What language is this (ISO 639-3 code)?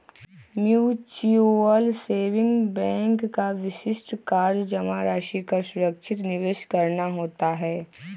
mag